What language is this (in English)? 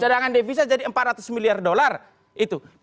Indonesian